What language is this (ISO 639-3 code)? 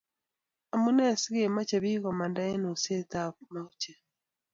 kln